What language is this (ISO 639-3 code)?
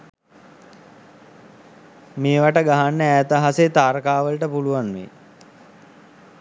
sin